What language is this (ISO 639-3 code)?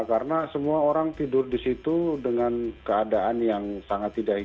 ind